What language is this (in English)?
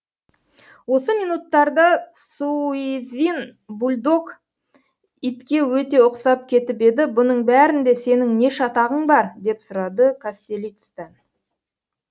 Kazakh